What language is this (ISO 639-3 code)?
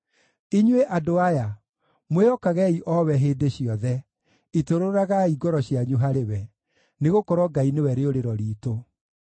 kik